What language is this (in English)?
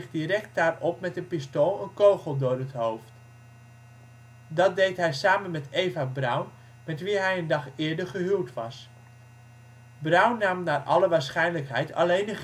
Dutch